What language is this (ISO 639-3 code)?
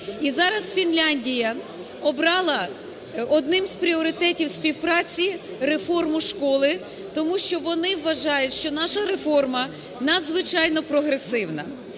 ukr